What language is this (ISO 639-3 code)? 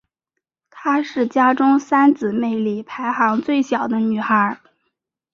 zho